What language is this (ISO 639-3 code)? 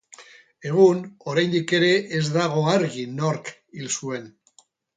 eus